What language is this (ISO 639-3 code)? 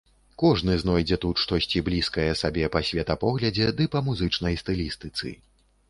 bel